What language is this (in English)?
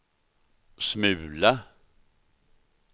Swedish